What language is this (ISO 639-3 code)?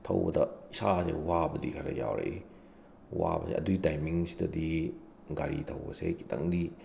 mni